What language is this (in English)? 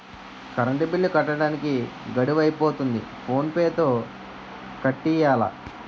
Telugu